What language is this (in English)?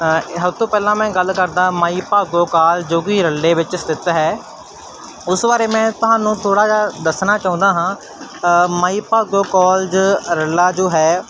Punjabi